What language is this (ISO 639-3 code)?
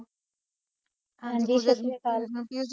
pan